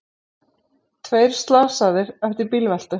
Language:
Icelandic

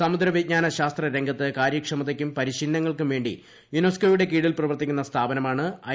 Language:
Malayalam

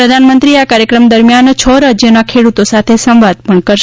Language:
Gujarati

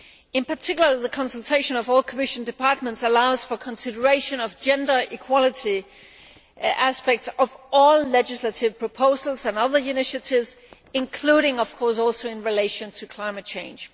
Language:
English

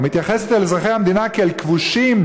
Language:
Hebrew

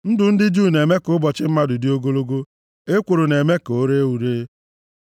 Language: Igbo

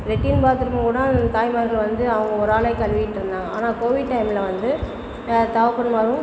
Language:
Tamil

